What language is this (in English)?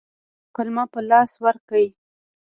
Pashto